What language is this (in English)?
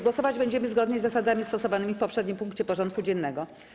Polish